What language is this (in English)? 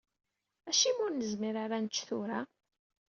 Kabyle